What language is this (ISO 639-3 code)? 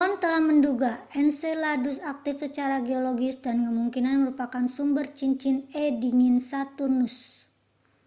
ind